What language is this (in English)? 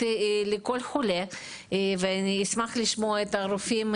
Hebrew